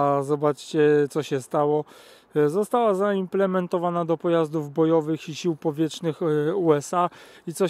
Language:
Polish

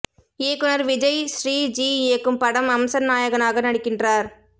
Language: Tamil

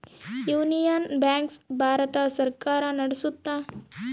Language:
Kannada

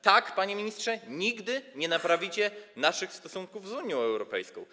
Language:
Polish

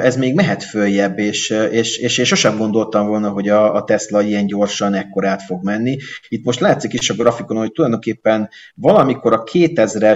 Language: Hungarian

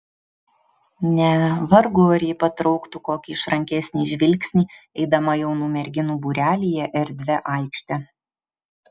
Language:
Lithuanian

